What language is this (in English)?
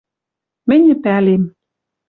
Western Mari